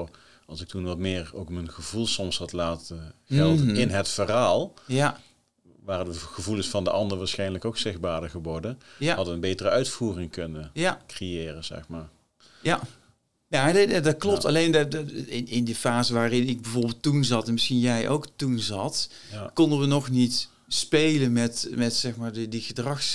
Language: Dutch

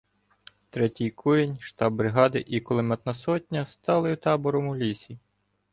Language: Ukrainian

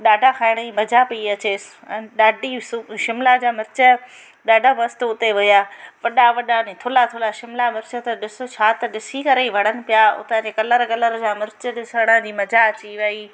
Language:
Sindhi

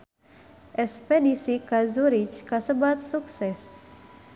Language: Sundanese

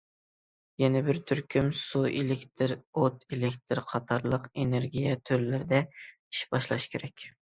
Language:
Uyghur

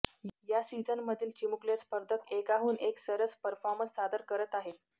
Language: Marathi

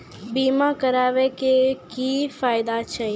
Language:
Maithili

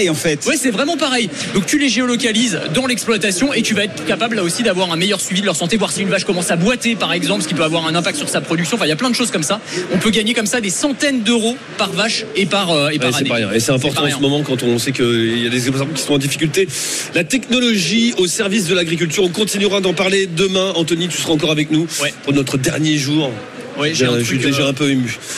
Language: French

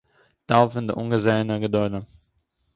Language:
Yiddish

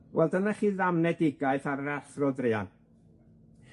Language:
Welsh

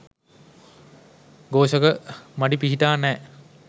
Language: Sinhala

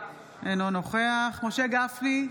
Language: Hebrew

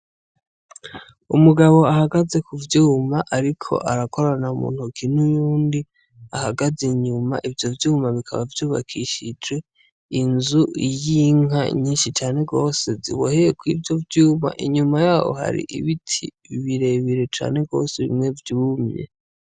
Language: Rundi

